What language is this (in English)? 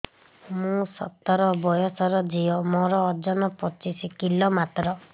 Odia